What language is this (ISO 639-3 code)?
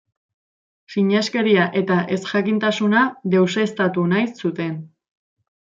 eus